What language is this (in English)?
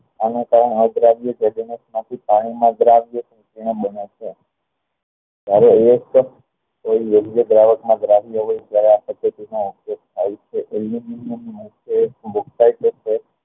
Gujarati